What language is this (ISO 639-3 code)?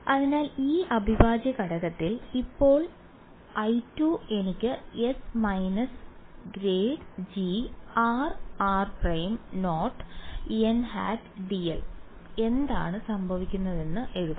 mal